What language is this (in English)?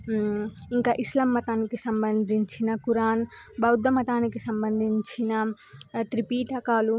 Telugu